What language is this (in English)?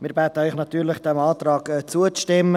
Swiss German